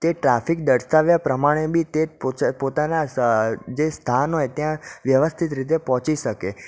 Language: Gujarati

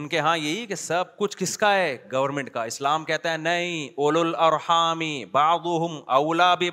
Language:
Urdu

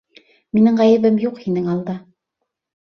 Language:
Bashkir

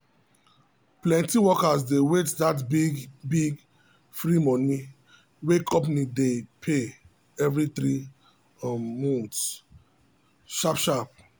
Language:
Nigerian Pidgin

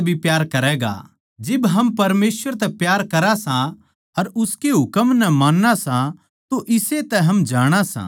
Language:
Haryanvi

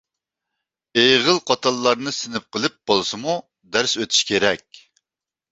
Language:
Uyghur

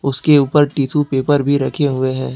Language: Hindi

